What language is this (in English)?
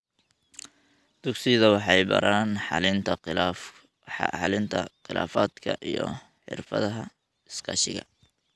Somali